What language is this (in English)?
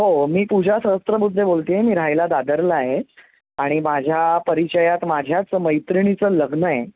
Marathi